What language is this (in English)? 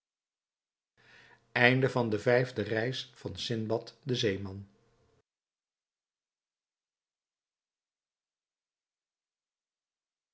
Dutch